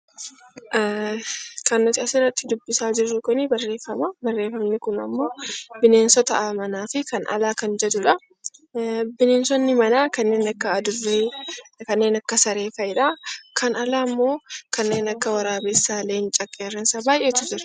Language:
Oromo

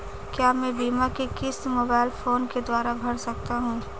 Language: Hindi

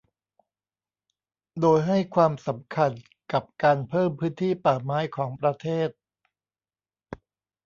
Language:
Thai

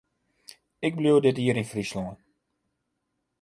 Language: Western Frisian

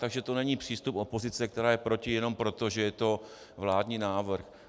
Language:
Czech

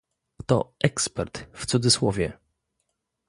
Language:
Polish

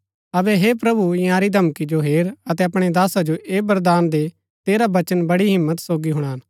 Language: Gaddi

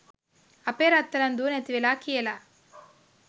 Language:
Sinhala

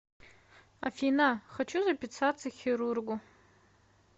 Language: Russian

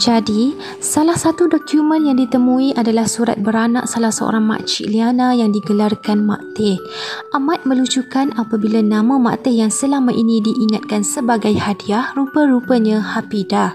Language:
Malay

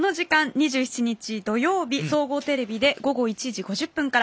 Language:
Japanese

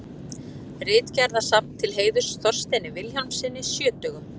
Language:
Icelandic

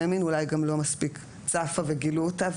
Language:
Hebrew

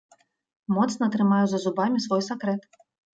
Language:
Belarusian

